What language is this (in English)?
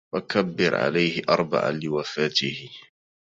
Arabic